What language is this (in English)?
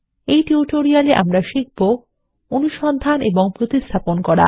Bangla